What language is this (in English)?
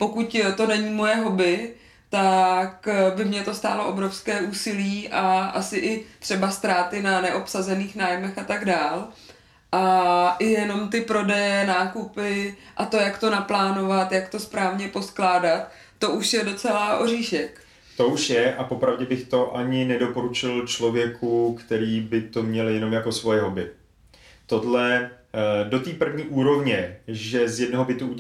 Czech